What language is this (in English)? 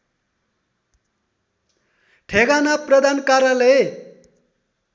Nepali